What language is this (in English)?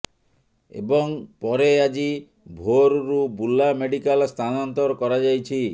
Odia